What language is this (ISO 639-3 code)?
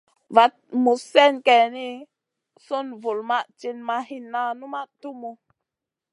mcn